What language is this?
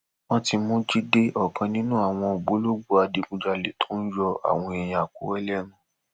Yoruba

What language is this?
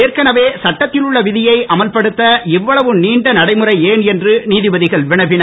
Tamil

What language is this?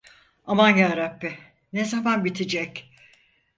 Turkish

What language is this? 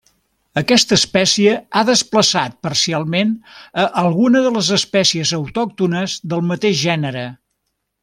Catalan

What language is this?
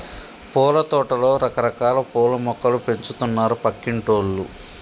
Telugu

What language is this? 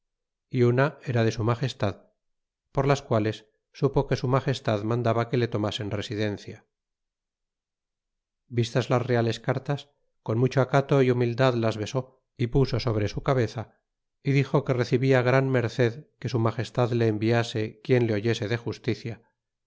Spanish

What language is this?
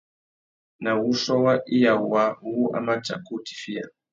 Tuki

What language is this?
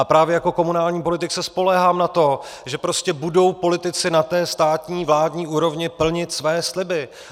Czech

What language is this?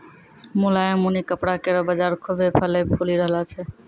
Maithili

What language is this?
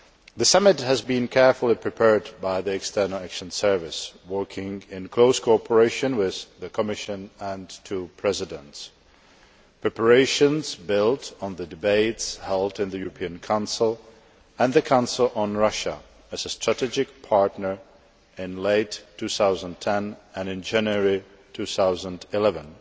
English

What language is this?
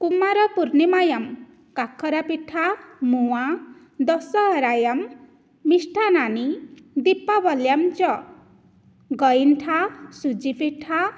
Sanskrit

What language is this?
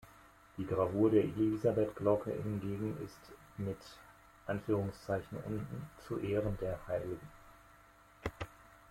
German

